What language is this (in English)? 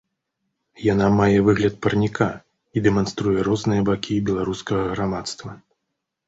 Belarusian